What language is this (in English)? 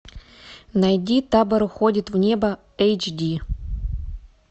Russian